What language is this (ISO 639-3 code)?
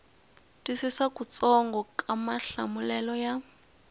tso